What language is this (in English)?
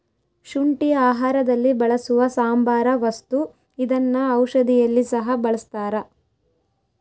Kannada